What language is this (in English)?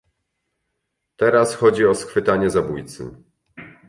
Polish